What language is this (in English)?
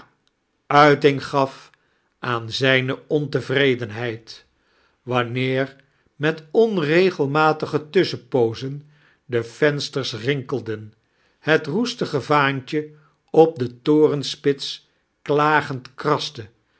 Dutch